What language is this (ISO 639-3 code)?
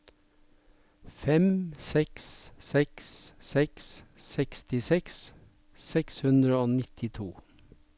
nor